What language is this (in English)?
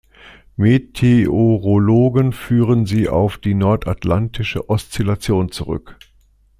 German